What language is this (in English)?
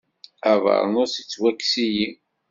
Kabyle